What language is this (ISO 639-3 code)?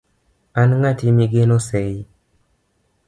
luo